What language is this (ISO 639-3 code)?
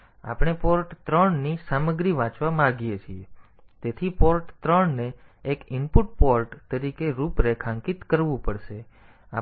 guj